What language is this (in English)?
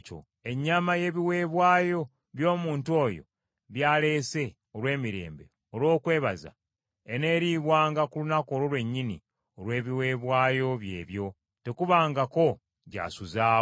Ganda